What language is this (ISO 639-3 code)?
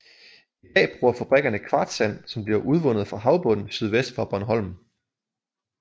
dan